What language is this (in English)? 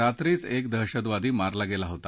Marathi